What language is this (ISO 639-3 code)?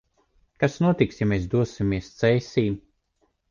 lav